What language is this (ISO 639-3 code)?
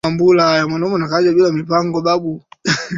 swa